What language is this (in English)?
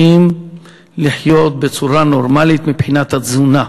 Hebrew